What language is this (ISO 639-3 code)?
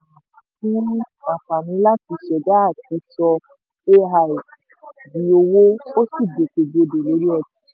yor